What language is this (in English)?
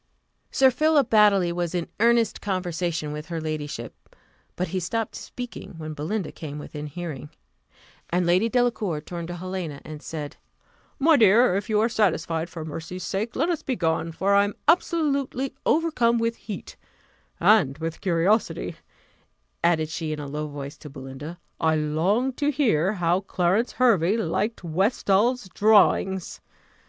English